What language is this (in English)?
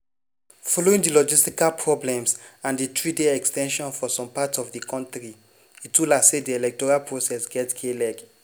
Nigerian Pidgin